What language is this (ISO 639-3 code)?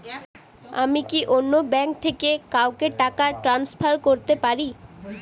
ben